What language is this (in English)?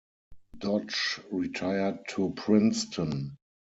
English